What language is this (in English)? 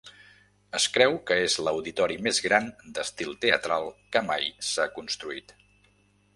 Catalan